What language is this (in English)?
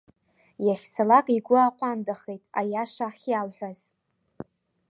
Abkhazian